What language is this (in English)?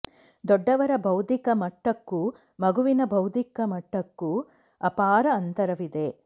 Kannada